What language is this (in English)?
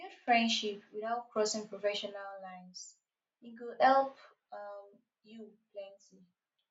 Nigerian Pidgin